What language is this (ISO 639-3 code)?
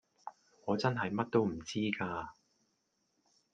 yue